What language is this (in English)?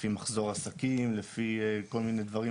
Hebrew